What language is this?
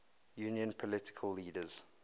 English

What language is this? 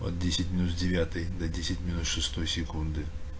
Russian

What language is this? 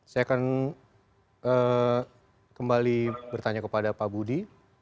Indonesian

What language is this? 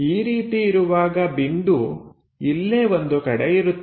Kannada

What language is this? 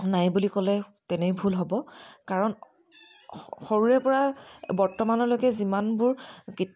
Assamese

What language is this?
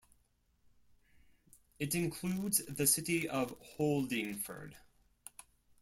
English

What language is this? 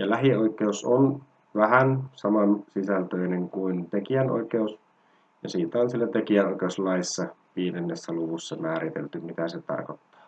Finnish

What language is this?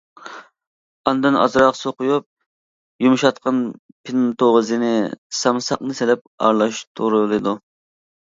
Uyghur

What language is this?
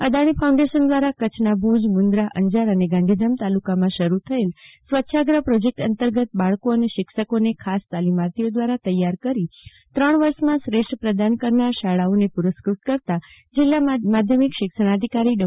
Gujarati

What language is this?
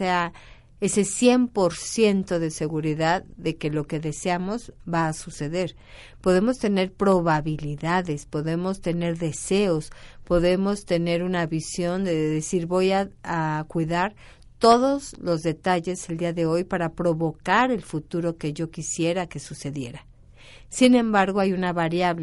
Spanish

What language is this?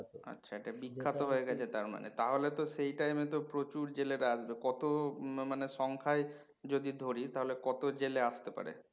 Bangla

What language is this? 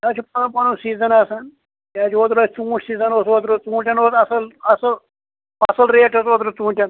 Kashmiri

